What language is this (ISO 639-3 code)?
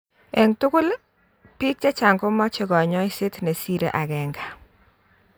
kln